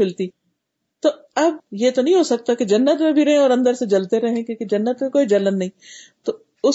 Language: Urdu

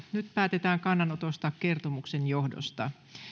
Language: Finnish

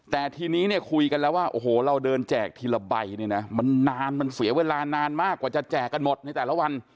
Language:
Thai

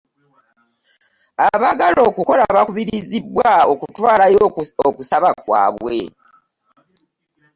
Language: Ganda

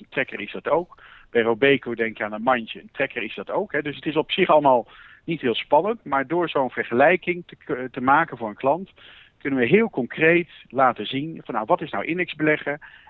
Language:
Dutch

